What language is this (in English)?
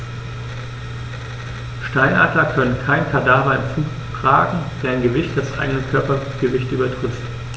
German